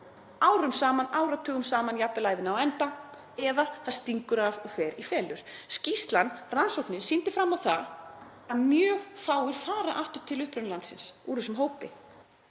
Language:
Icelandic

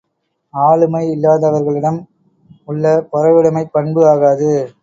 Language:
Tamil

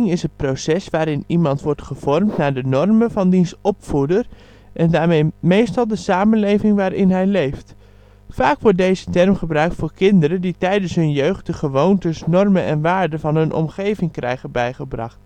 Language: Dutch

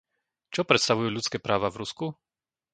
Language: Slovak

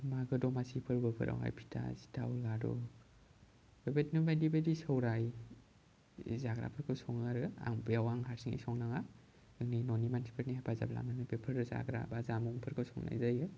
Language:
Bodo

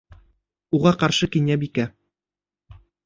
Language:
Bashkir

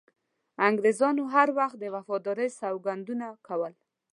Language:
Pashto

